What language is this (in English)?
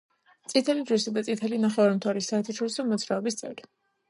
Georgian